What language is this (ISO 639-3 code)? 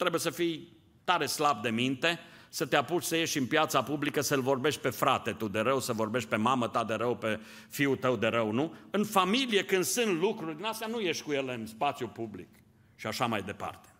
ron